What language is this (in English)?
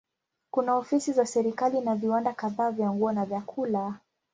Swahili